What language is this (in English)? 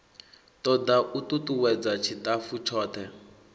Venda